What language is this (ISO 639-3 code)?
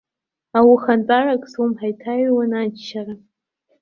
abk